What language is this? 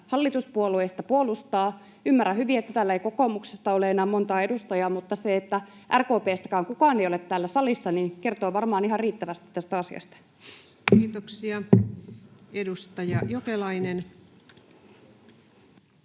Finnish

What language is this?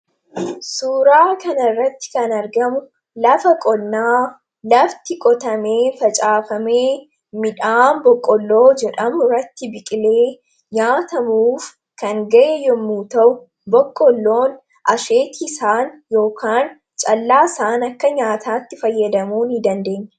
Oromo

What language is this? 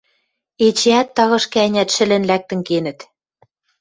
Western Mari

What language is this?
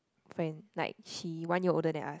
English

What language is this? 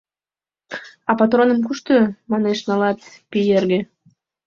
Mari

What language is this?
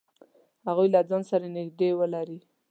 Pashto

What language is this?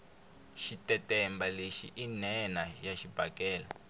Tsonga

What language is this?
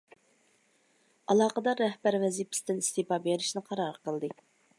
Uyghur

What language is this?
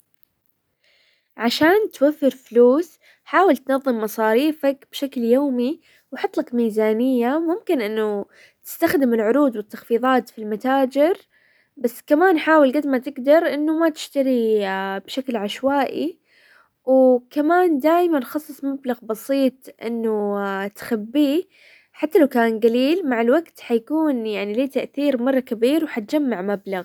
Hijazi Arabic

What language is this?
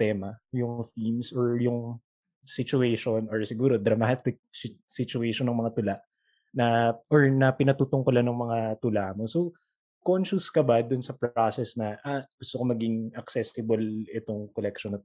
Filipino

